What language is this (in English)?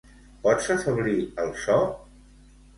Catalan